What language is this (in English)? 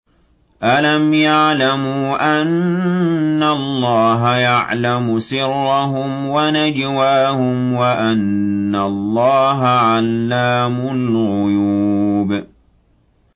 Arabic